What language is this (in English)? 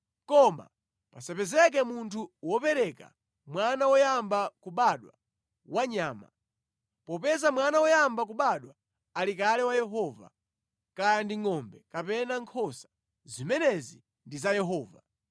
Nyanja